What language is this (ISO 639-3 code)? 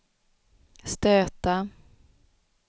swe